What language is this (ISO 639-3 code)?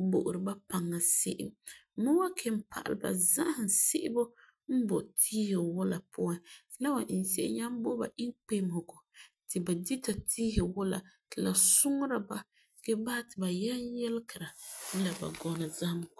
gur